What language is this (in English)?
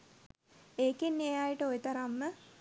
Sinhala